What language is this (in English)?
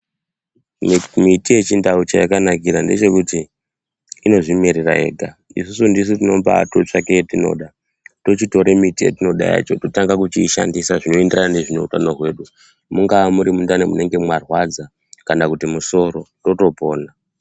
Ndau